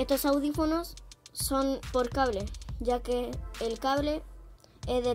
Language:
Spanish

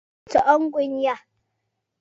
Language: Bafut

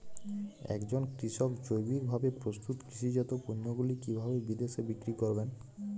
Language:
Bangla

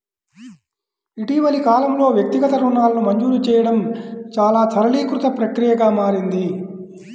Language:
Telugu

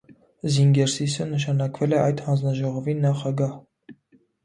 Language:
Armenian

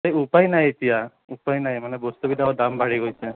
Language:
Assamese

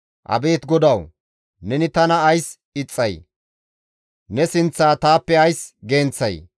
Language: Gamo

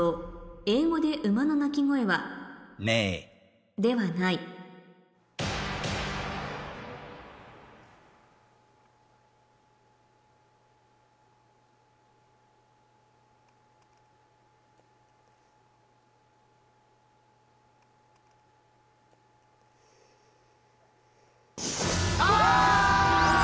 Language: Japanese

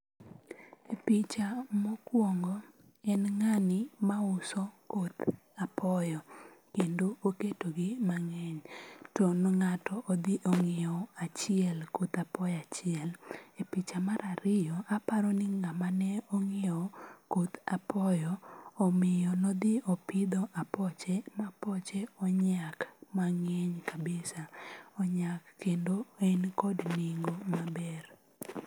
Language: Luo (Kenya and Tanzania)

